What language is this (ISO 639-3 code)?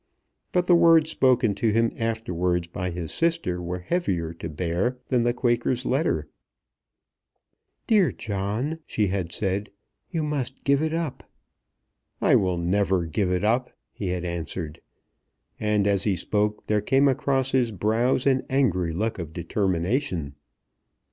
eng